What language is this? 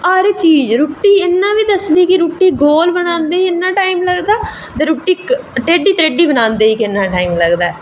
Dogri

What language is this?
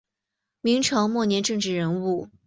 Chinese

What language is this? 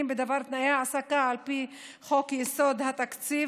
Hebrew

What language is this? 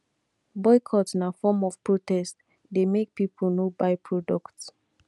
Nigerian Pidgin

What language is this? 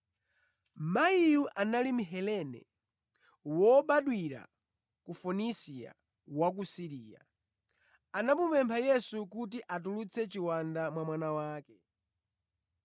Nyanja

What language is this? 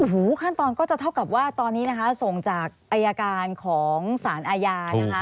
Thai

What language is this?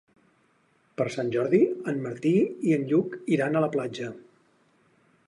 Catalan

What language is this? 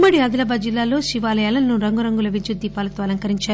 Telugu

